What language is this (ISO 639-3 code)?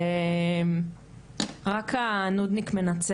heb